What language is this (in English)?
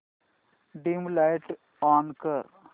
Marathi